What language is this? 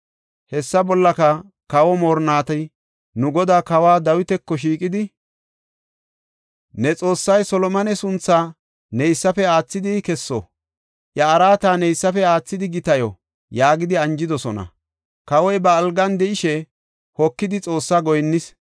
Gofa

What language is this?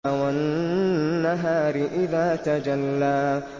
Arabic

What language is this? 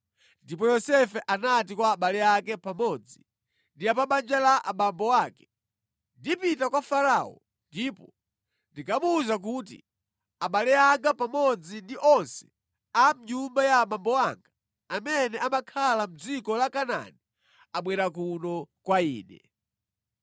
Nyanja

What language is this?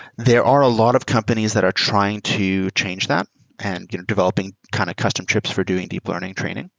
English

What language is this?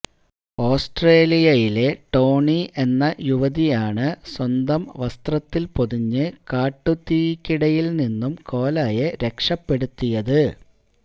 Malayalam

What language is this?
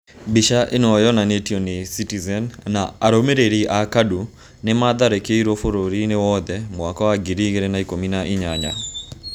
Kikuyu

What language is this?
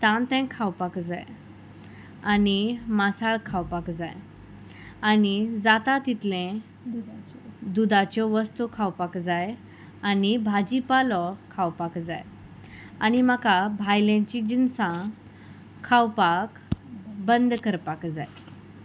Konkani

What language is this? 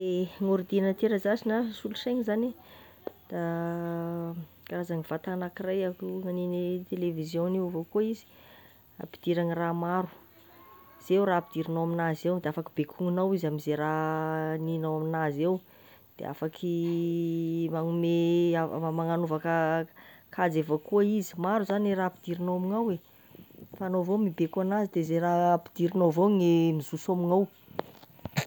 Tesaka Malagasy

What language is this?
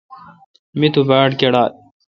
Kalkoti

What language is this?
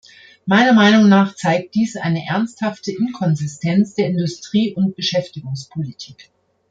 German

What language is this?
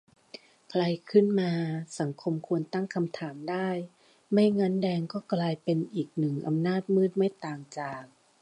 Thai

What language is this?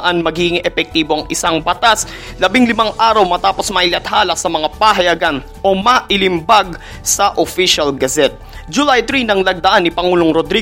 Filipino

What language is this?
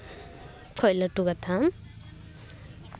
Santali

